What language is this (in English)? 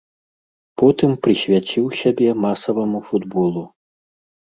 Belarusian